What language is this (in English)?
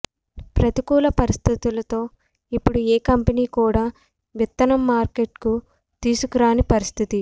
Telugu